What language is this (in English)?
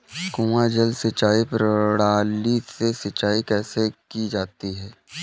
Hindi